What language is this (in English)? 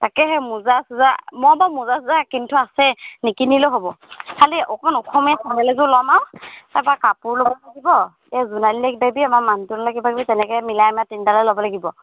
Assamese